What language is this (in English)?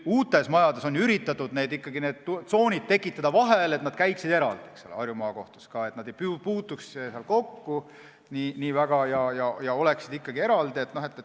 Estonian